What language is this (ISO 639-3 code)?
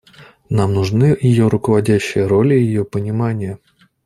rus